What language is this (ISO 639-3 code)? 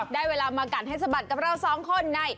tha